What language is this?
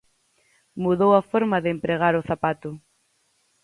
Galician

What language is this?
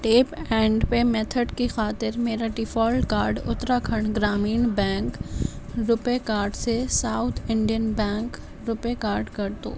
Urdu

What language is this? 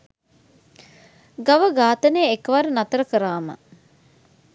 Sinhala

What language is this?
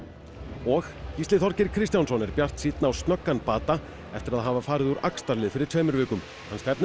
Icelandic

